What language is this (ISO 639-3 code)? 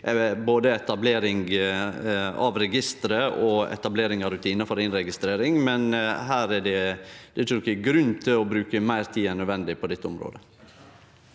nor